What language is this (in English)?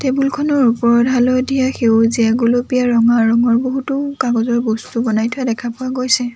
Assamese